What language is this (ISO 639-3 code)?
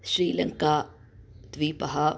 san